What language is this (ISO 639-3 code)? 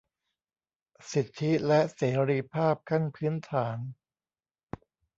tha